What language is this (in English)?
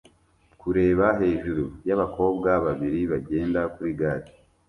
Kinyarwanda